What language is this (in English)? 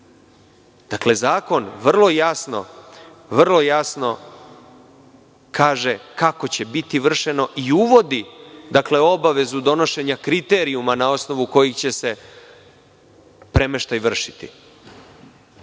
Serbian